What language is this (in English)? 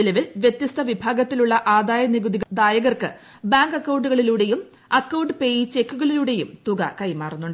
Malayalam